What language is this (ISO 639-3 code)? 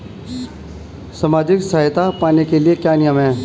hin